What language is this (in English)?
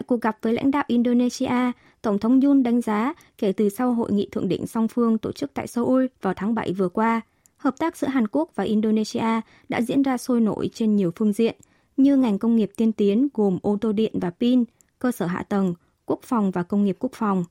Vietnamese